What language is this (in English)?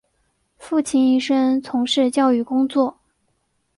Chinese